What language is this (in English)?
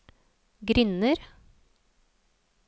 Norwegian